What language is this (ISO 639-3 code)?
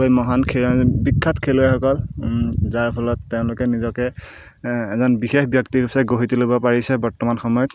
asm